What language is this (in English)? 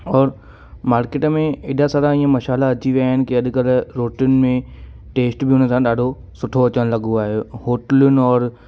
Sindhi